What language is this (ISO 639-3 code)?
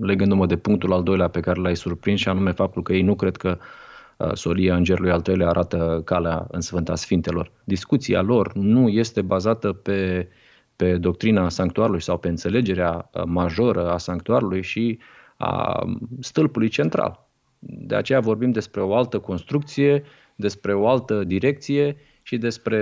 ron